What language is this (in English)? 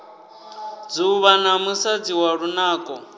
Venda